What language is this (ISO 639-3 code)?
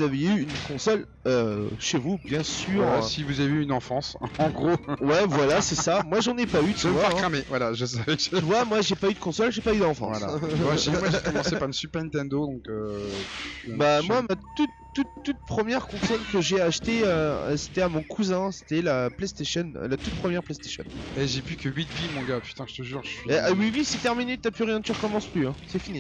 fra